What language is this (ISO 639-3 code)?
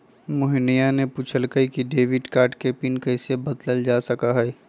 mag